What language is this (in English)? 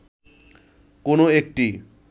Bangla